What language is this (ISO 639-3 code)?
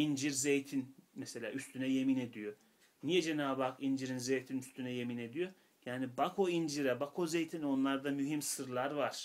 tur